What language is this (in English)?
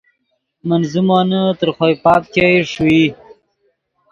Yidgha